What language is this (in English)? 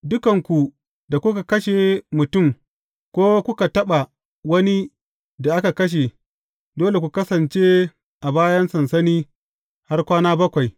Hausa